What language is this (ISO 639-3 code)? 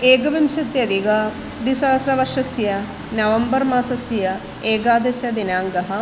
san